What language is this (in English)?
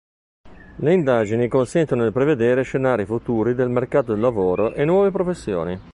Italian